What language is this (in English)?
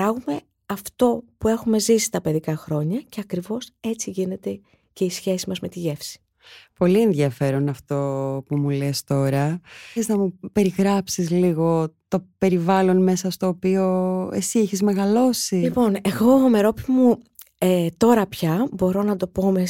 Greek